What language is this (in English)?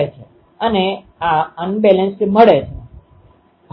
Gujarati